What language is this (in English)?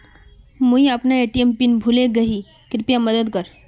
Magahi